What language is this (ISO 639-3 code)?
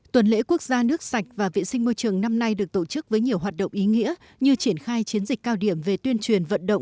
vie